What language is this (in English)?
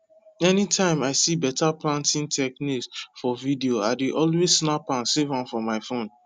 Nigerian Pidgin